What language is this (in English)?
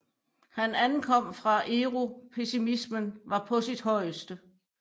Danish